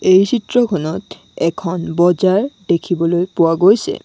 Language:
Assamese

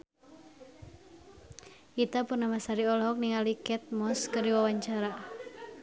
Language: Sundanese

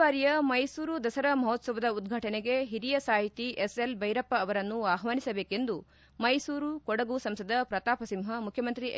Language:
Kannada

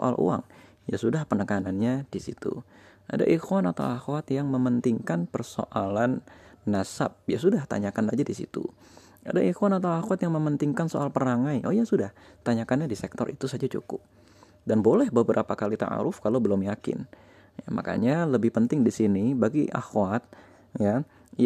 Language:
Indonesian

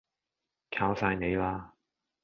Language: Cantonese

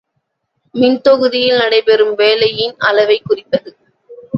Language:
Tamil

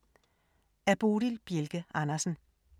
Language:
Danish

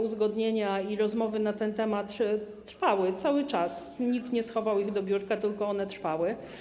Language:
Polish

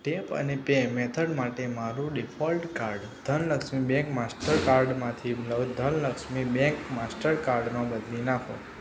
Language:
Gujarati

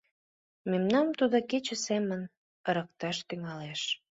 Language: Mari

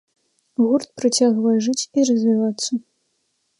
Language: Belarusian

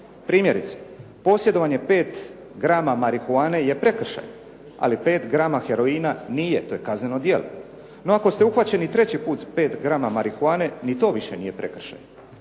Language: Croatian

